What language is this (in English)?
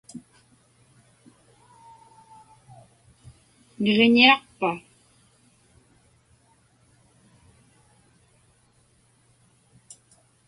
Inupiaq